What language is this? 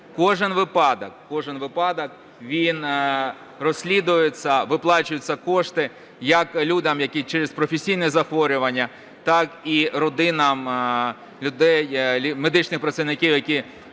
Ukrainian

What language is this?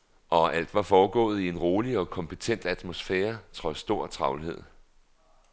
Danish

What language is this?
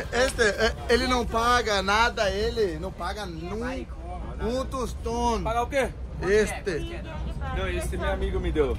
Portuguese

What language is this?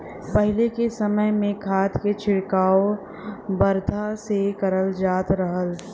Bhojpuri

